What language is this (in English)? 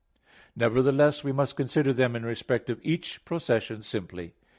English